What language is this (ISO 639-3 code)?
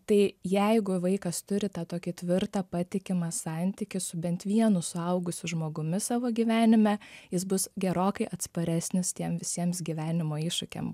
lit